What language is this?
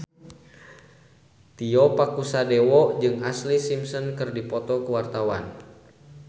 Sundanese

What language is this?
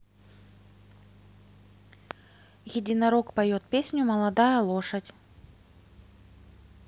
Russian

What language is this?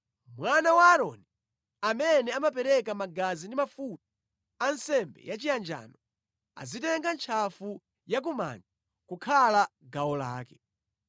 Nyanja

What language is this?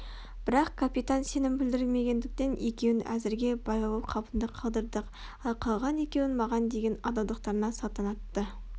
Kazakh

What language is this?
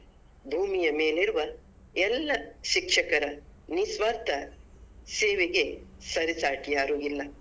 Kannada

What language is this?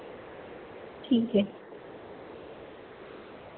Dogri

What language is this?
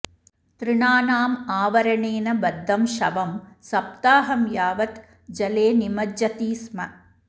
Sanskrit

